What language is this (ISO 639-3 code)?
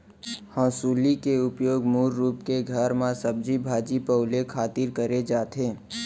hne